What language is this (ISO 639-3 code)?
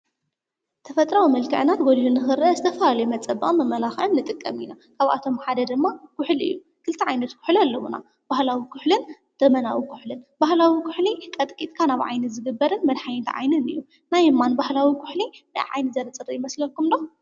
tir